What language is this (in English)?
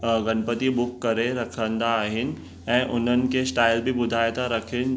Sindhi